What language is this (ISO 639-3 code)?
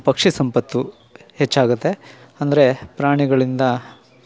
kan